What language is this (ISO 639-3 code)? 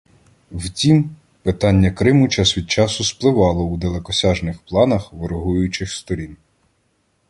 ukr